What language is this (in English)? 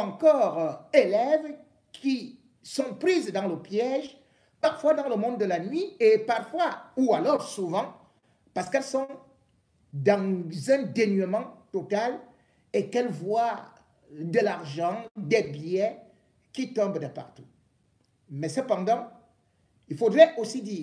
French